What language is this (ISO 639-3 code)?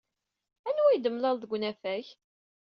kab